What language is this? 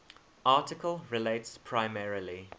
English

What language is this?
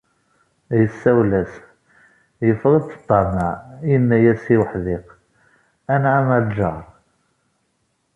Kabyle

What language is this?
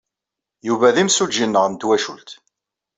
Kabyle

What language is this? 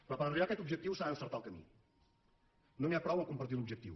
Catalan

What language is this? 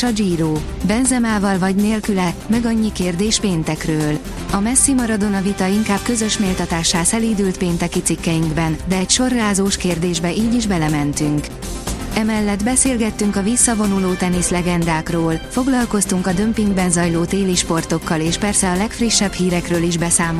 Hungarian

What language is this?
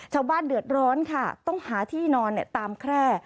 Thai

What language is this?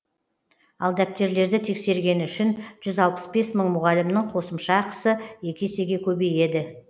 Kazakh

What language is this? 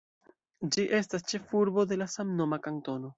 Esperanto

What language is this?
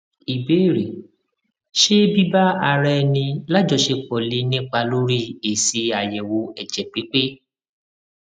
Yoruba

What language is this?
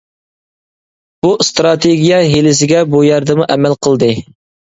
Uyghur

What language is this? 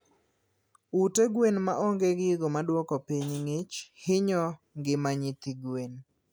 Luo (Kenya and Tanzania)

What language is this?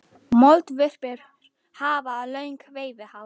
Icelandic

